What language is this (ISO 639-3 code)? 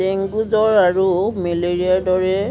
asm